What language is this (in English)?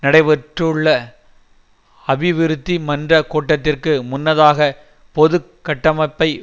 Tamil